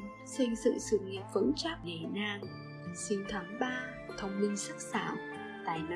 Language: Vietnamese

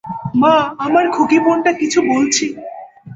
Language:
Bangla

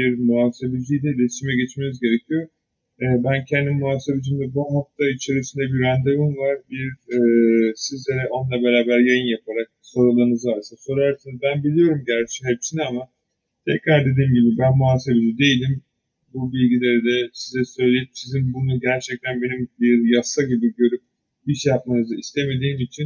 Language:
Turkish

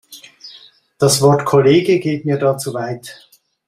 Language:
German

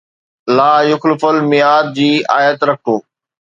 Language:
Sindhi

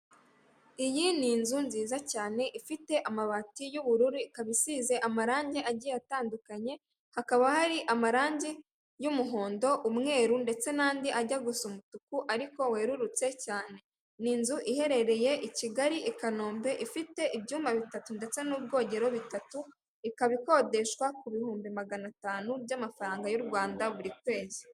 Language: Kinyarwanda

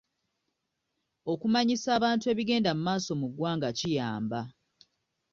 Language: Ganda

